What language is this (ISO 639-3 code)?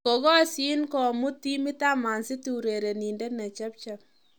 kln